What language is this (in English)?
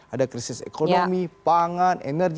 Indonesian